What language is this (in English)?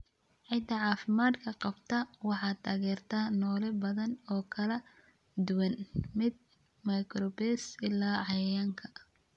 Somali